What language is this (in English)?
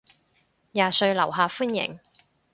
Cantonese